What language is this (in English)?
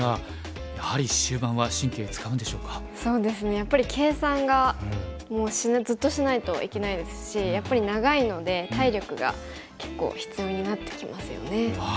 Japanese